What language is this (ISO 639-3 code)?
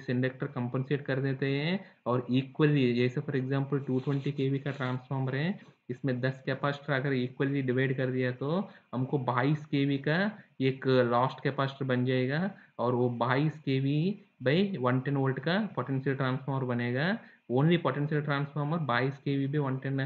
hin